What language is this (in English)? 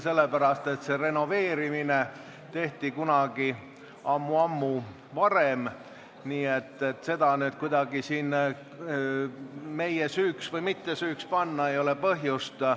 Estonian